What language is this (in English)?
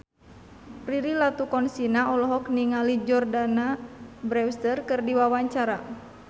Sundanese